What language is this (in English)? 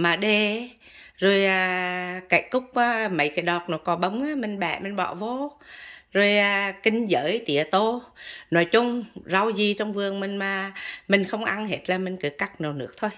Vietnamese